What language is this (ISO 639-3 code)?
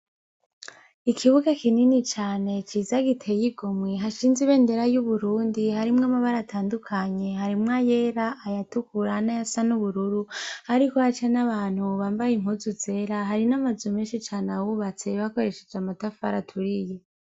run